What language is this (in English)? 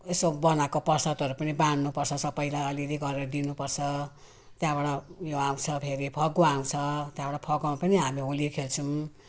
Nepali